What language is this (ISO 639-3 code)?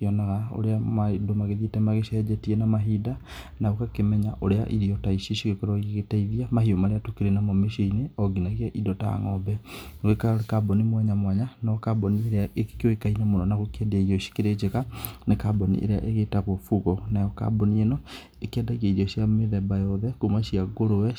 kik